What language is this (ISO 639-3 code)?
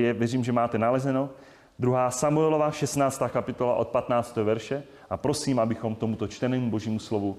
ces